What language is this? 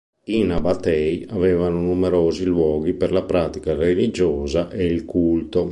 Italian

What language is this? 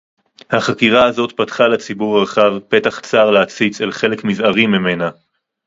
Hebrew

